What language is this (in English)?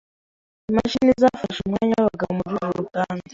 Kinyarwanda